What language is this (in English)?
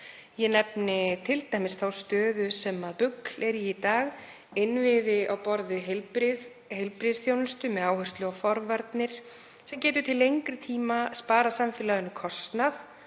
Icelandic